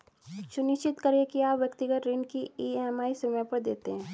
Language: Hindi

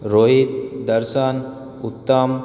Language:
Gujarati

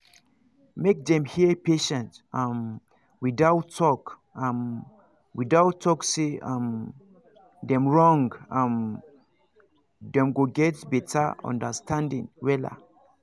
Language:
Nigerian Pidgin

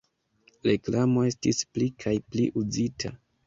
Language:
Esperanto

